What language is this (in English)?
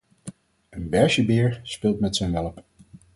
Dutch